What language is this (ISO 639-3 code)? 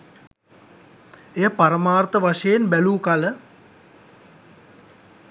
sin